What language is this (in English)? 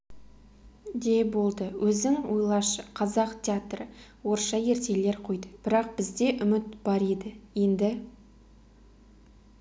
Kazakh